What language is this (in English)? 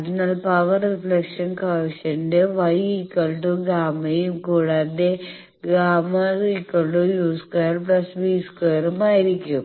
Malayalam